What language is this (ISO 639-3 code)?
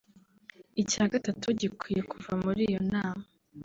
kin